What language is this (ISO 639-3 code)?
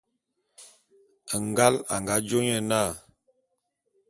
bum